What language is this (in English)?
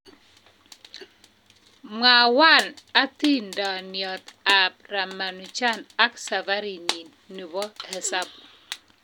Kalenjin